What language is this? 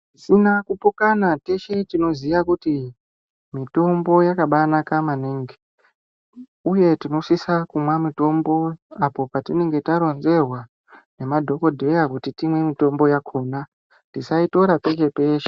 Ndau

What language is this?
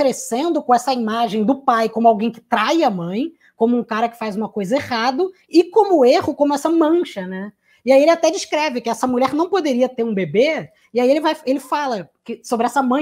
Portuguese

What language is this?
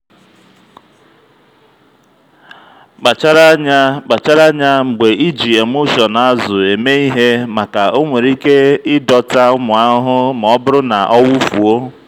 Igbo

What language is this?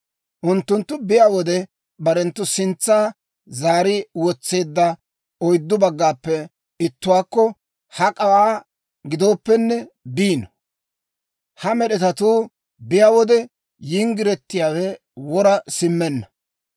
Dawro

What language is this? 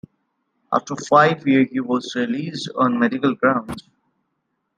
English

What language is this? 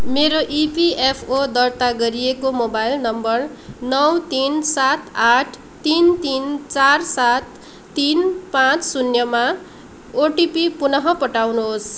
Nepali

